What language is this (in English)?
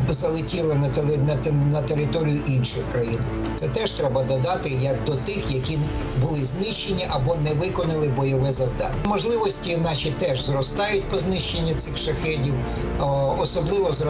Ukrainian